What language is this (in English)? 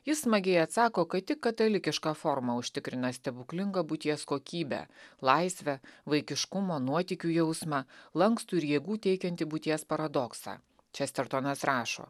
Lithuanian